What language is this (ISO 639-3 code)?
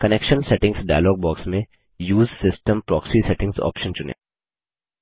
hin